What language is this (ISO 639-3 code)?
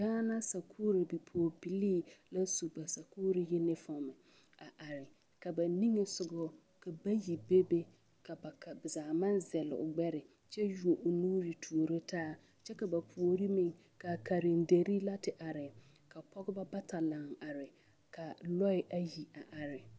dga